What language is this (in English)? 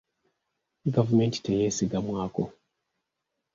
Ganda